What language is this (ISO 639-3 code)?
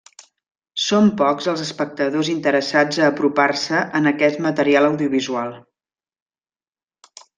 cat